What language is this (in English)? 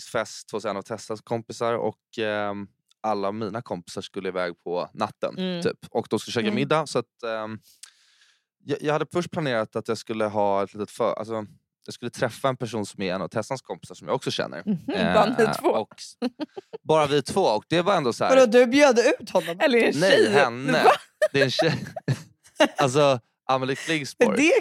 Swedish